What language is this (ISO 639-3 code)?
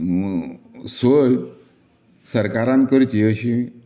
kok